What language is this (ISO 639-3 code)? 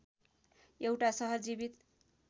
nep